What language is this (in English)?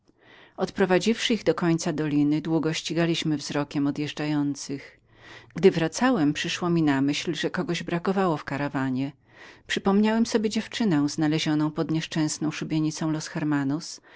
Polish